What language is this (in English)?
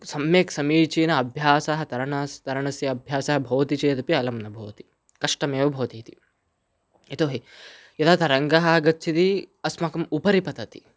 Sanskrit